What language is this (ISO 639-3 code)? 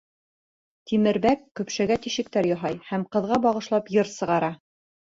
bak